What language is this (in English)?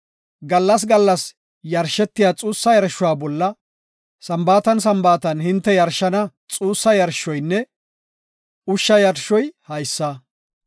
Gofa